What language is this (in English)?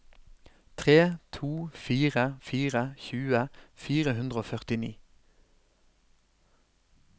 Norwegian